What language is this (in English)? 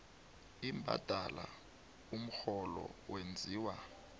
South Ndebele